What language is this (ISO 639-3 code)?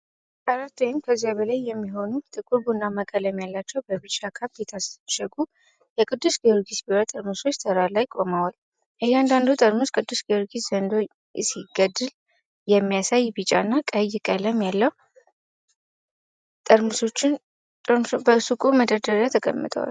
amh